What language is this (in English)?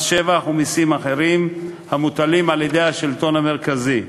Hebrew